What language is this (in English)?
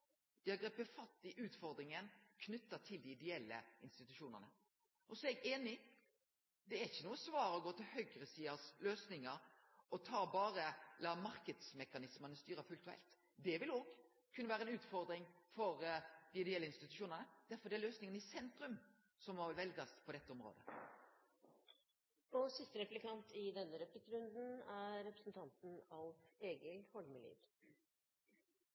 Norwegian Nynorsk